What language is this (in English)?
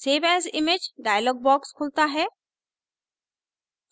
Hindi